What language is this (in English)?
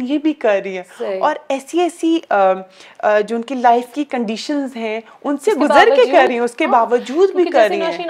Urdu